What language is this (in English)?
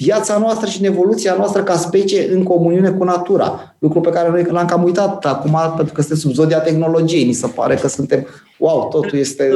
Romanian